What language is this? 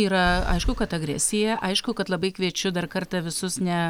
Lithuanian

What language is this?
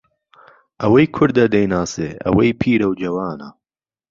Central Kurdish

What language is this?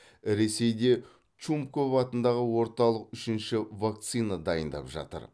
Kazakh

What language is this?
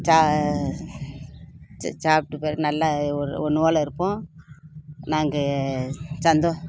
Tamil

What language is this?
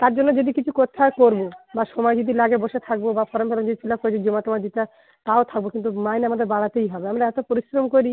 Bangla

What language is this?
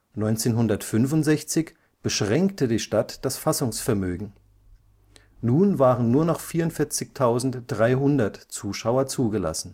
German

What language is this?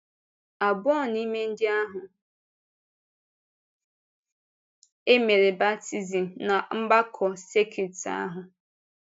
Igbo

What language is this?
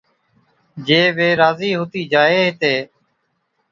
Od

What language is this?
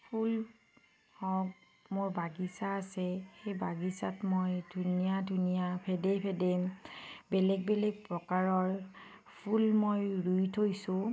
Assamese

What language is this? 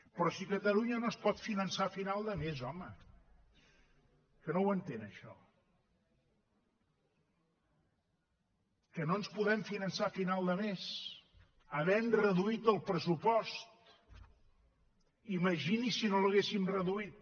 Catalan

